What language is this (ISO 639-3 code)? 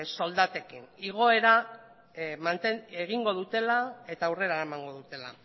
eus